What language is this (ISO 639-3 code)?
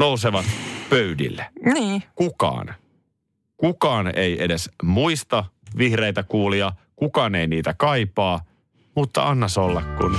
fin